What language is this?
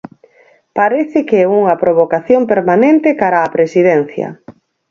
Galician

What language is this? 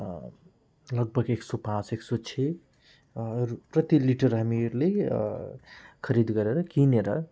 Nepali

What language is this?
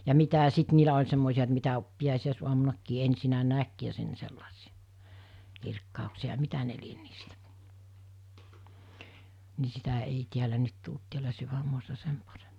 Finnish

